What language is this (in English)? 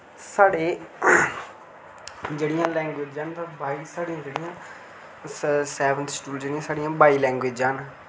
Dogri